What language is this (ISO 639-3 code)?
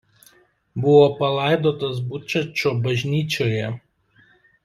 lit